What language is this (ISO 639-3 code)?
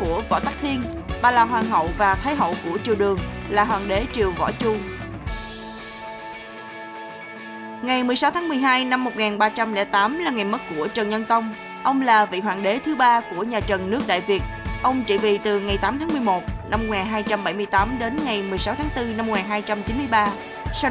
vie